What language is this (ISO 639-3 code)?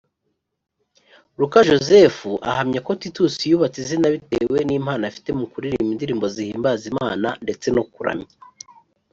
kin